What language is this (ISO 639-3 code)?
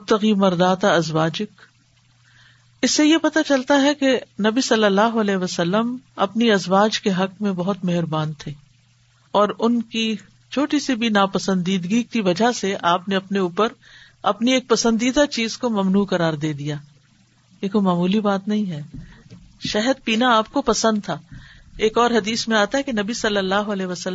urd